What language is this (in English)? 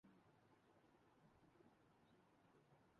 Urdu